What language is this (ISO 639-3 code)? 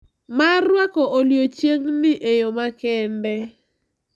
luo